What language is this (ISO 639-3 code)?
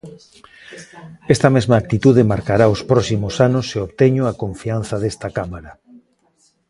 glg